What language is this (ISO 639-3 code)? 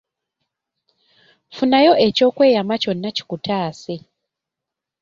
lug